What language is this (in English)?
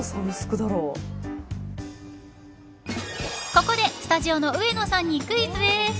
Japanese